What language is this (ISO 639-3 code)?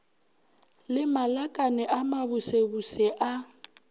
nso